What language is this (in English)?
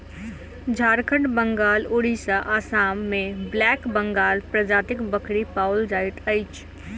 Maithili